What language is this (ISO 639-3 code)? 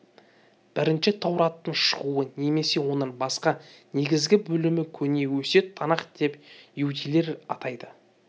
kaz